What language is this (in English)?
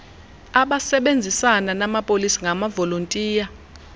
Xhosa